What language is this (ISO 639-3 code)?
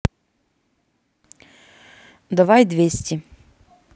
rus